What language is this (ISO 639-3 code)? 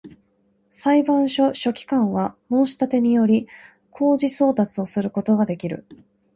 jpn